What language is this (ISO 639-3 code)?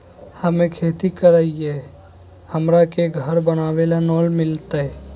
mag